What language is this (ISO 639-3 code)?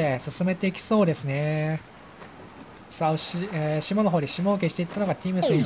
jpn